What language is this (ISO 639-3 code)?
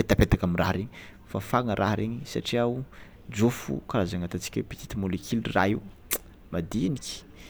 xmw